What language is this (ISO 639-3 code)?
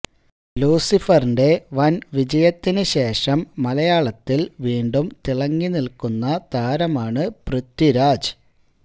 mal